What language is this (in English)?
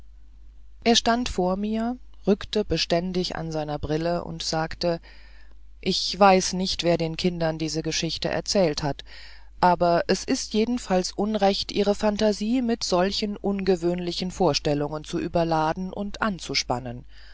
German